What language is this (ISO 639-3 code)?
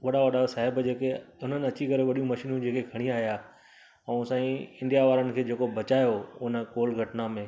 snd